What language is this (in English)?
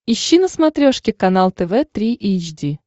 Russian